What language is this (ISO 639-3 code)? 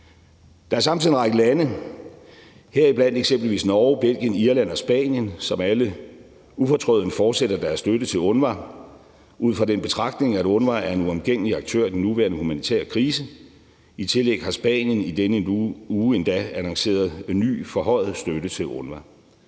dan